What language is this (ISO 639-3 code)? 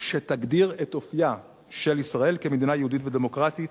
heb